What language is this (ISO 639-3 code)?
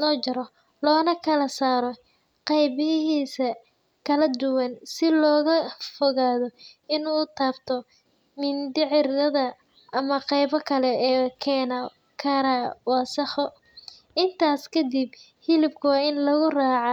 som